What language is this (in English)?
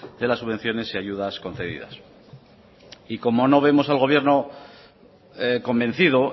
Spanish